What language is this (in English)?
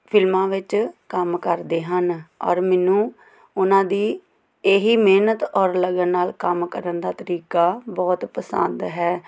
Punjabi